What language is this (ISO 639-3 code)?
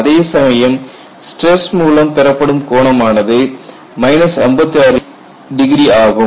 tam